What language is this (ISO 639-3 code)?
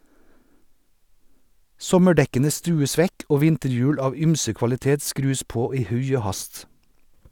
nor